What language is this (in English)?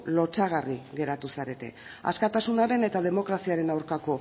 Basque